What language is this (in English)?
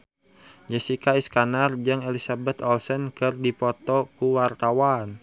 Sundanese